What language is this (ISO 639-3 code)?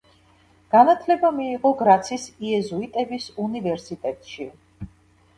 kat